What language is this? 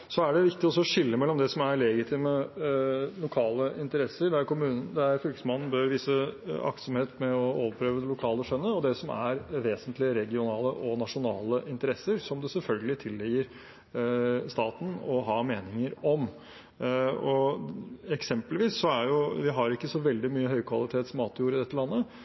Norwegian Bokmål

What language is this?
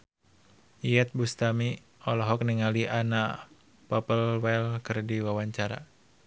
Sundanese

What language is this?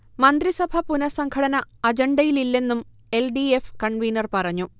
Malayalam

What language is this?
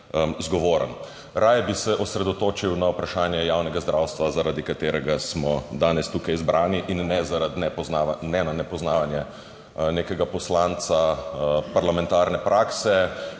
Slovenian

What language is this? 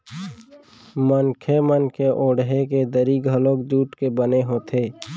Chhattisgarhi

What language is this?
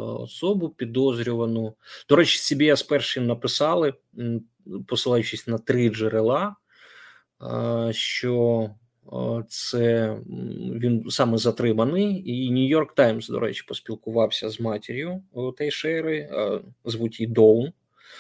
Ukrainian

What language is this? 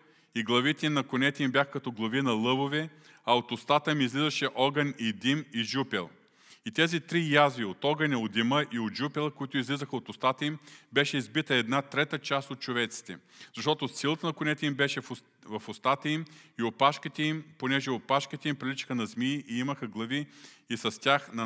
Bulgarian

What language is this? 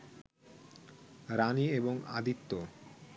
Bangla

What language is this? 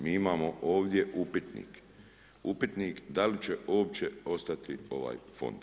Croatian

